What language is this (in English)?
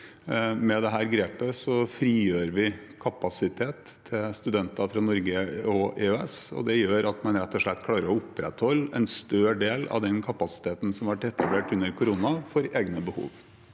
Norwegian